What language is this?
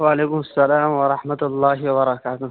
Urdu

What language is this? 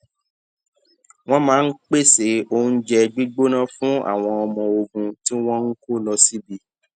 Yoruba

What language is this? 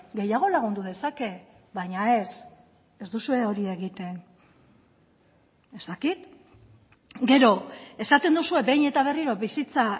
Basque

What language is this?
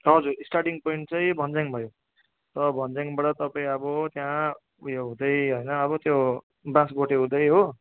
Nepali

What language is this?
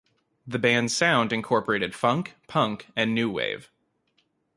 English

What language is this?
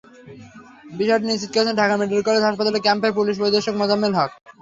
Bangla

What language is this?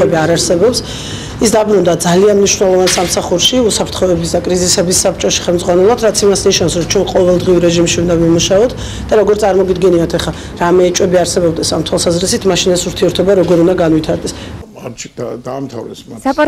Georgian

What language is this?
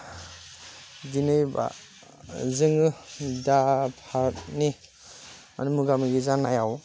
Bodo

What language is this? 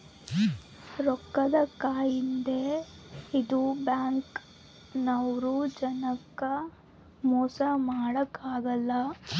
Kannada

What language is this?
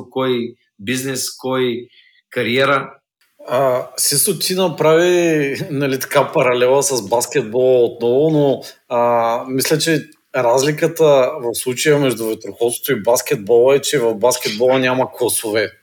Bulgarian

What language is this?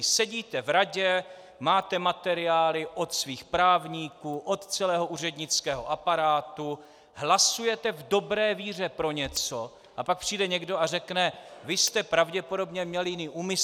Czech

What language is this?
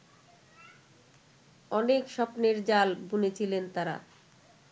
Bangla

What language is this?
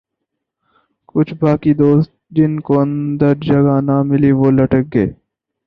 Urdu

